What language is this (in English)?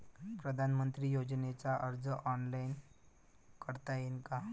Marathi